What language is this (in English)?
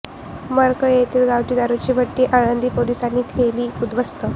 Marathi